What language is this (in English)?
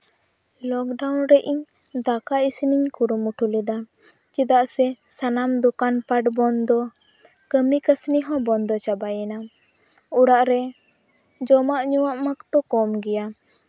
Santali